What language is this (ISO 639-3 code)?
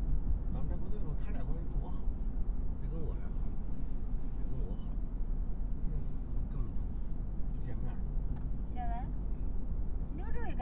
zho